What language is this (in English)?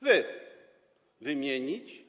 Polish